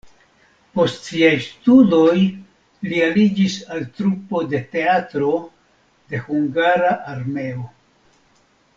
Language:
Esperanto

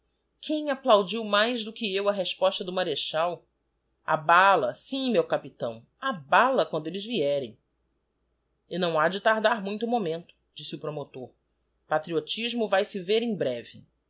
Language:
Portuguese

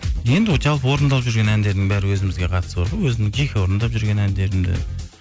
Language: Kazakh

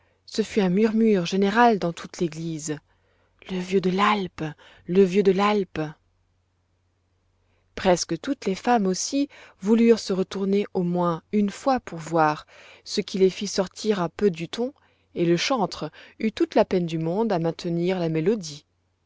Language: French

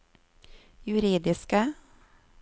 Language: Norwegian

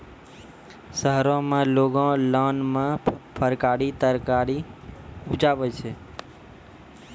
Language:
Maithili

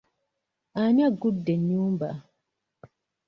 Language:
Ganda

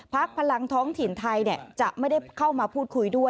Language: Thai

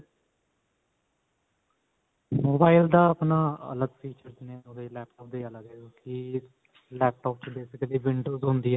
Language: Punjabi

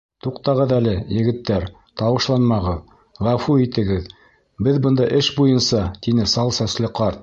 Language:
Bashkir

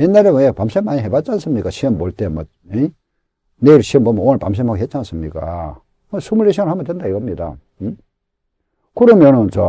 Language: Korean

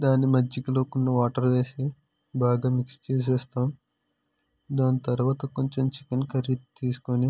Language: Telugu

